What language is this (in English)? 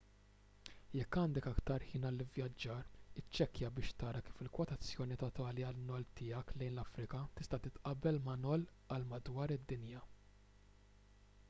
Maltese